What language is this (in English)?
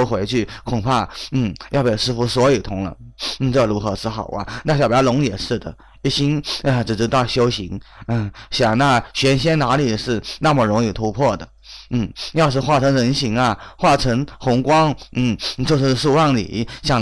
Chinese